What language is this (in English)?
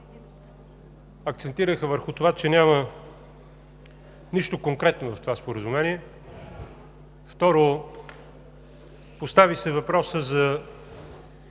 Bulgarian